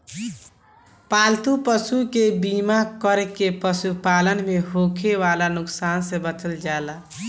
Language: Bhojpuri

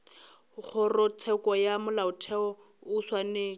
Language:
Northern Sotho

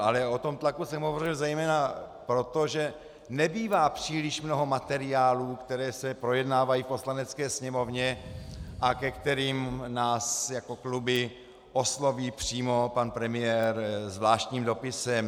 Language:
Czech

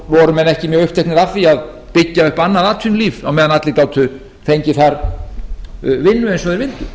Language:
Icelandic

